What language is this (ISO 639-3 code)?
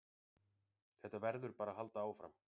isl